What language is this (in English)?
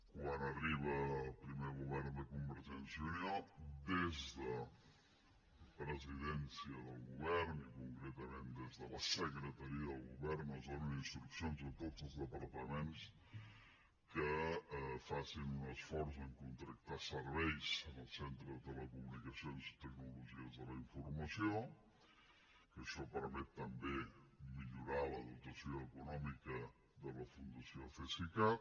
Catalan